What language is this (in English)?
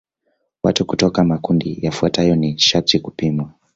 Swahili